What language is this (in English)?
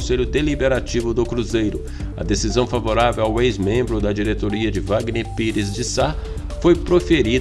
Portuguese